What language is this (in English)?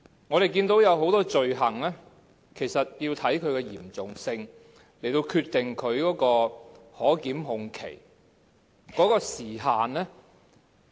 Cantonese